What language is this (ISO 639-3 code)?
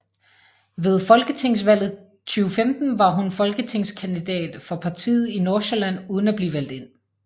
dan